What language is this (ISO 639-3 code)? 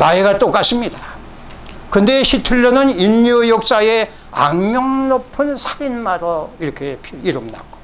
kor